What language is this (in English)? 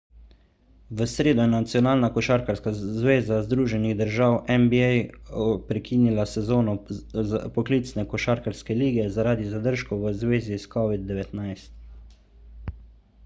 Slovenian